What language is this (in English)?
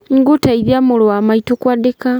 Kikuyu